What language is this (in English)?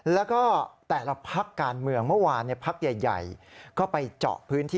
Thai